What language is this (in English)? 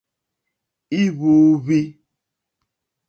Mokpwe